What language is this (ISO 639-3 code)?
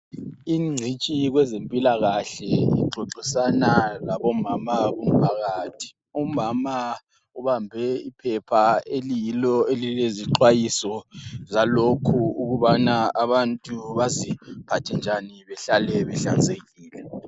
nde